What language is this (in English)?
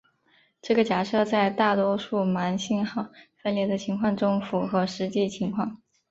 Chinese